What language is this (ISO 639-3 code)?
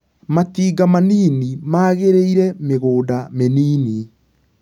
kik